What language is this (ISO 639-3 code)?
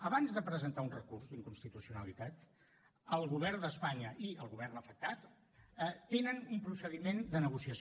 cat